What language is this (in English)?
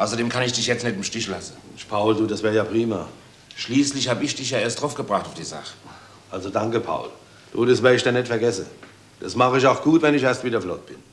German